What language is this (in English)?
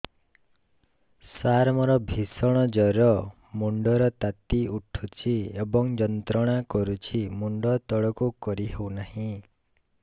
Odia